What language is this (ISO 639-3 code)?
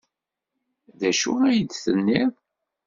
kab